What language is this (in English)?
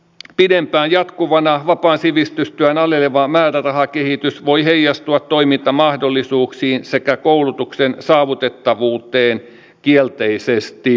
Finnish